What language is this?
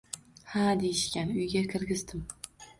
Uzbek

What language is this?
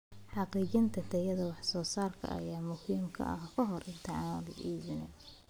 Somali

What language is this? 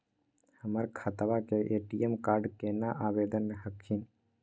Magahi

